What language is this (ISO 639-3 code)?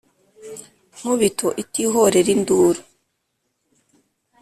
kin